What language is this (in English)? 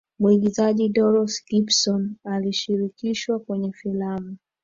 Swahili